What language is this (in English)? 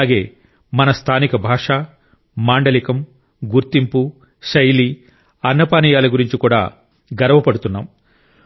Telugu